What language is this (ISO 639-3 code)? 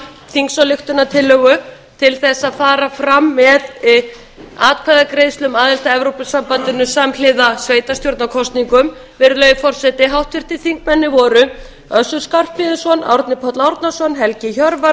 isl